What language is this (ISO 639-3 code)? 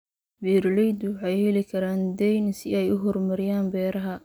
som